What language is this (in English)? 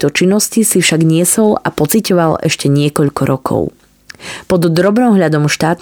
Slovak